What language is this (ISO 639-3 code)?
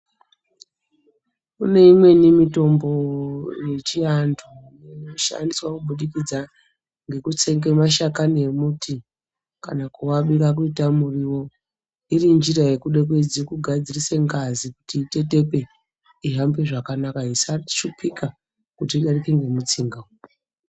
ndc